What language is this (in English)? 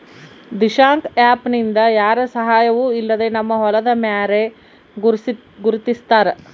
Kannada